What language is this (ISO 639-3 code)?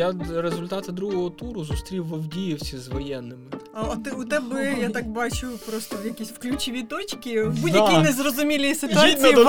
ukr